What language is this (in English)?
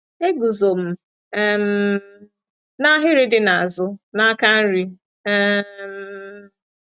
Igbo